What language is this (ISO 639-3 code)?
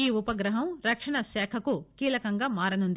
tel